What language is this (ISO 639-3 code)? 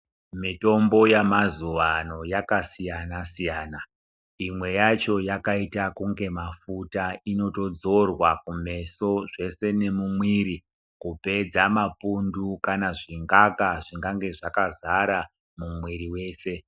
ndc